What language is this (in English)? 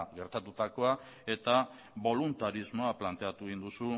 Basque